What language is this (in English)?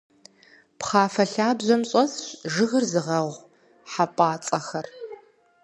Kabardian